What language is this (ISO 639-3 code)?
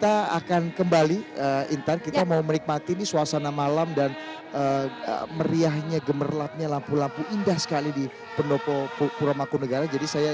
ind